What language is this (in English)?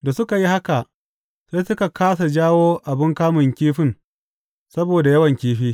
Hausa